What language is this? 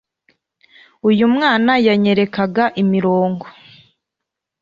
Kinyarwanda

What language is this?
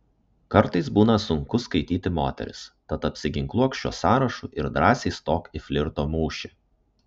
Lithuanian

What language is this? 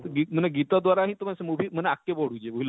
Odia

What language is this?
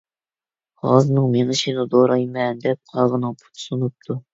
Uyghur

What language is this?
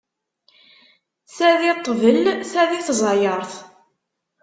Kabyle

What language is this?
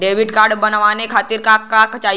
Bhojpuri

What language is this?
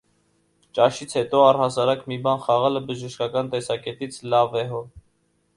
Armenian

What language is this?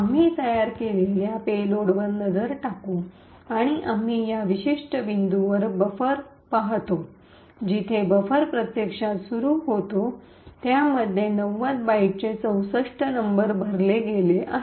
Marathi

